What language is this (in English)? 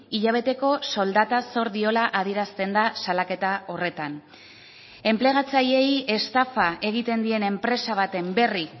Basque